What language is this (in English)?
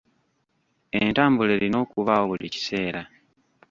Ganda